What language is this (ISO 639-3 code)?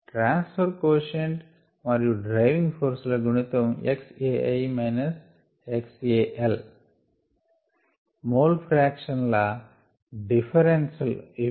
tel